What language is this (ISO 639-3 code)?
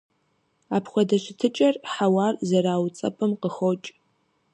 kbd